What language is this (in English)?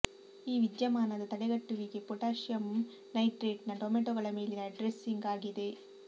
Kannada